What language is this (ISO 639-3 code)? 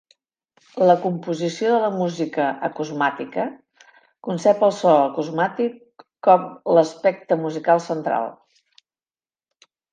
cat